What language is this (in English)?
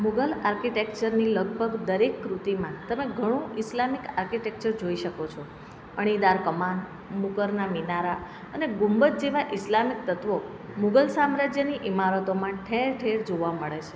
Gujarati